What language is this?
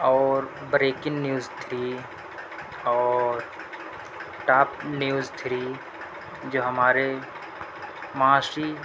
Urdu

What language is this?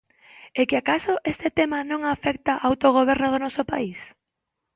Galician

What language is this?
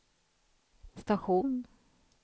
Swedish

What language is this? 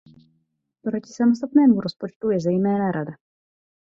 Czech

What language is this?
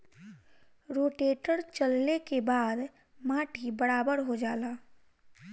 Bhojpuri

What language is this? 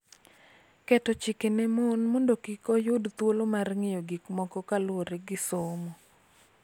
Luo (Kenya and Tanzania)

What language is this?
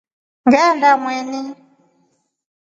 Rombo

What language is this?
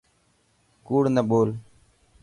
Dhatki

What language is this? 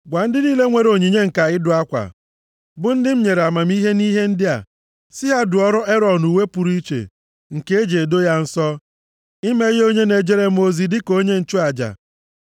Igbo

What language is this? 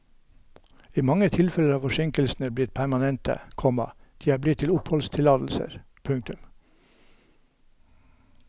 Norwegian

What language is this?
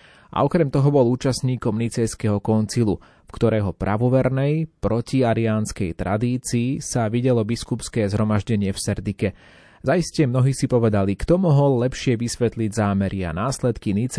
Slovak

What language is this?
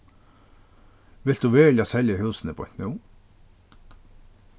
Faroese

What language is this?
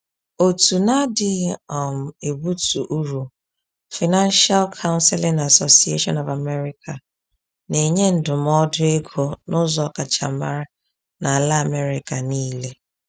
Igbo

